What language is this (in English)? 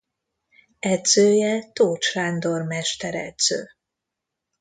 Hungarian